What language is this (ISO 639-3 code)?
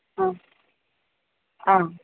mal